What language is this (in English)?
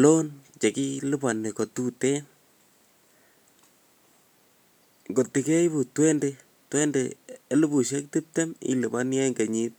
Kalenjin